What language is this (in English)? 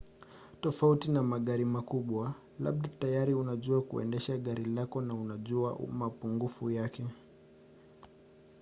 Swahili